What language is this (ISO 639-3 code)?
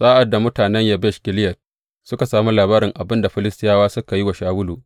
hau